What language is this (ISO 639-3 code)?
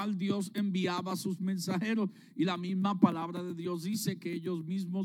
spa